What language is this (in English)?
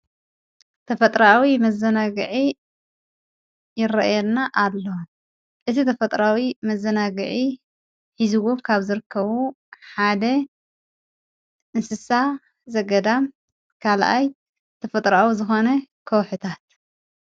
Tigrinya